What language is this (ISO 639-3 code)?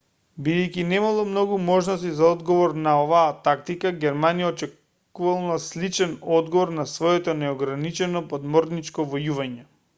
mkd